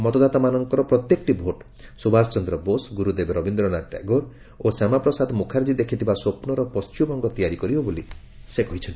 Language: Odia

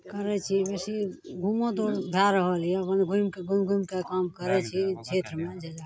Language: Maithili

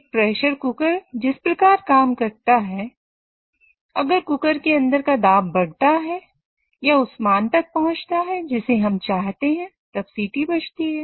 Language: Hindi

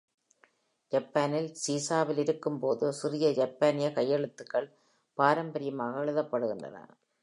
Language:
Tamil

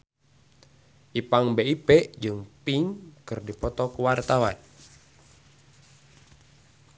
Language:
Sundanese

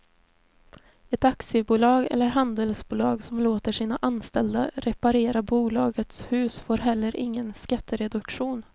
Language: Swedish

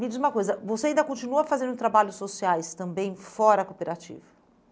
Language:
Portuguese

